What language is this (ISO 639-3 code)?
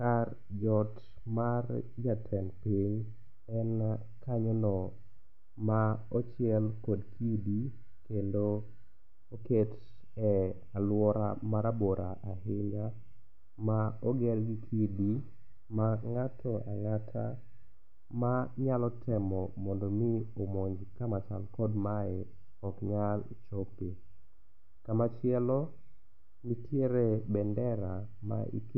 luo